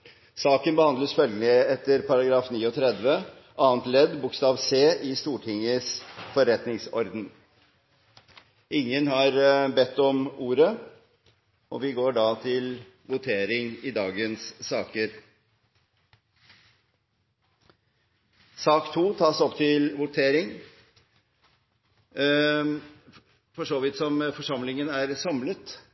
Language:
Norwegian Bokmål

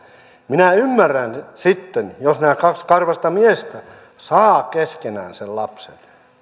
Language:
Finnish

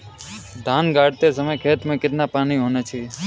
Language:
Hindi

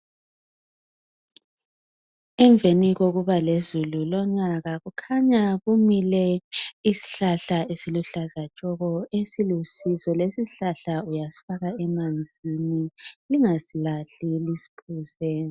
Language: North Ndebele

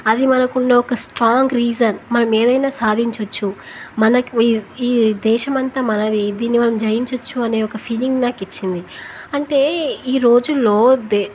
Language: Telugu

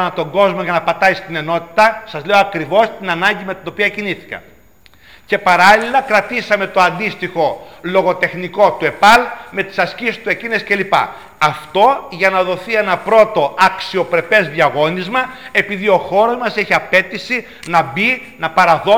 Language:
Greek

